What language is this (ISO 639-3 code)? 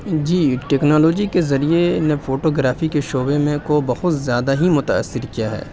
urd